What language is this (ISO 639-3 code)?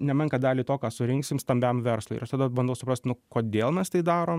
lit